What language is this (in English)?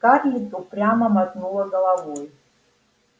Russian